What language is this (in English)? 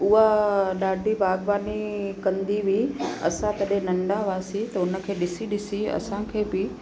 Sindhi